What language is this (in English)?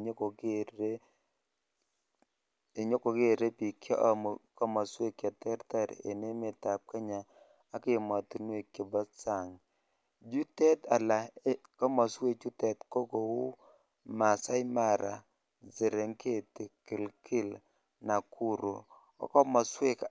Kalenjin